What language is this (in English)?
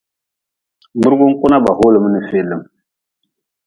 Nawdm